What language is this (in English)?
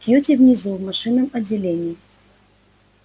Russian